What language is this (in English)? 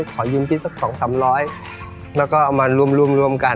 Thai